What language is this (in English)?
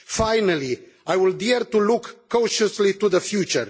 English